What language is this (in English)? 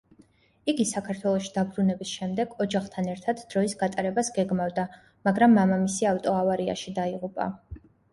Georgian